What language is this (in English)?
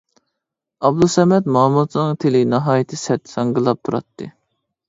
Uyghur